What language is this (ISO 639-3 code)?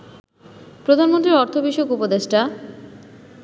ben